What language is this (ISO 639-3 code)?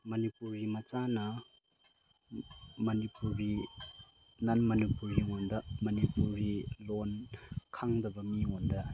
mni